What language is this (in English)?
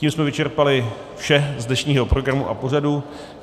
Czech